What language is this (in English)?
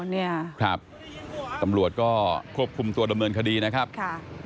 Thai